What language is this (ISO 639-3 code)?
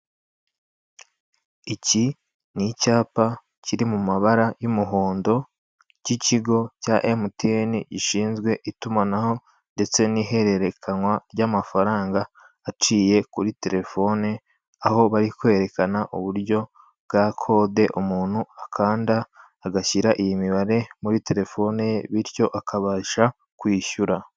kin